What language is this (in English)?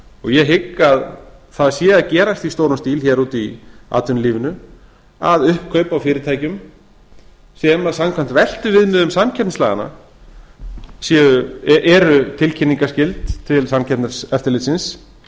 Icelandic